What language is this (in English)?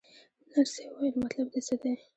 Pashto